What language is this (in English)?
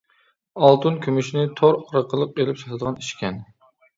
Uyghur